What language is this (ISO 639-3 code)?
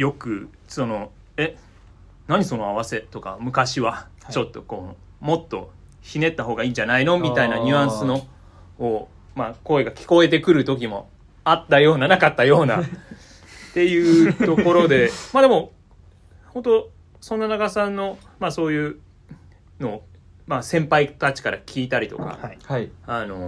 jpn